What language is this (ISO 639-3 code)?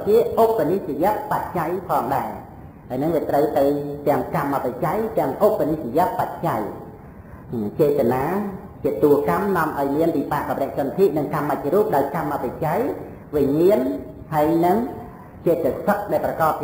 vie